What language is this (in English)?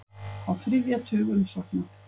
Icelandic